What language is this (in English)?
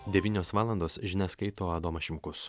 Lithuanian